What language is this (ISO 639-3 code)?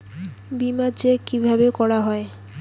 ben